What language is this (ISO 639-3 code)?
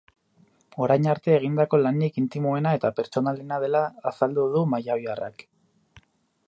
eus